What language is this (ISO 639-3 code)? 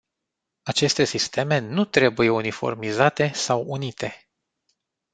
ron